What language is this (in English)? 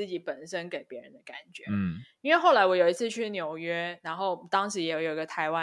Chinese